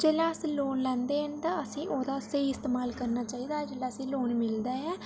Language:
Dogri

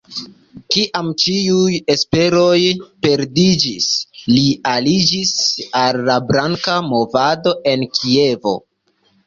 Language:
Esperanto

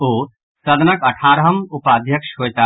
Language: Maithili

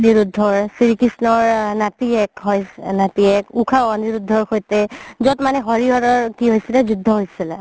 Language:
Assamese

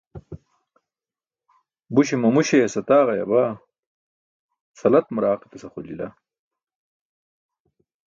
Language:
Burushaski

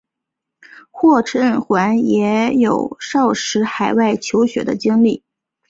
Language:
Chinese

